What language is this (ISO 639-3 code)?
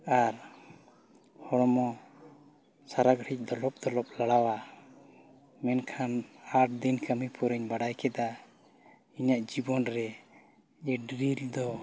sat